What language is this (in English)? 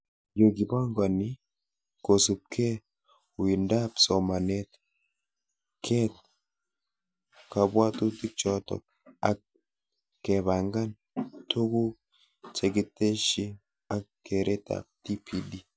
Kalenjin